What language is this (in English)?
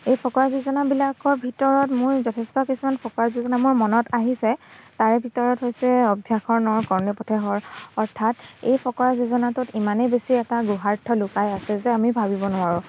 Assamese